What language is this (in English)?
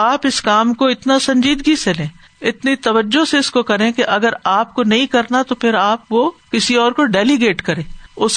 Urdu